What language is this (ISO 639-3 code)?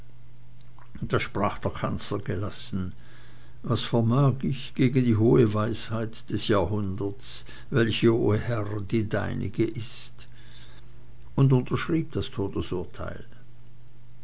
deu